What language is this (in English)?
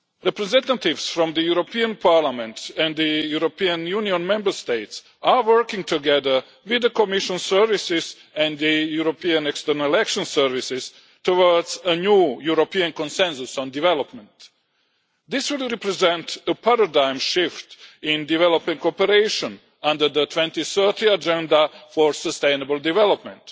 English